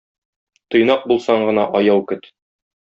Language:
Tatar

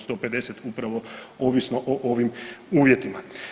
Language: Croatian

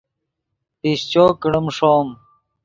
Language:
Yidgha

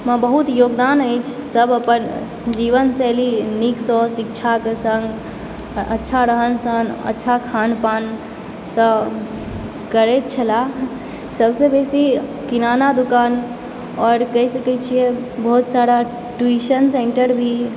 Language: Maithili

